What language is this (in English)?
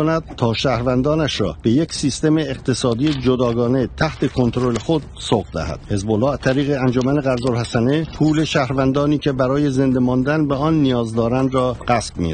Persian